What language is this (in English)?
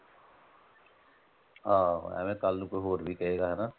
Punjabi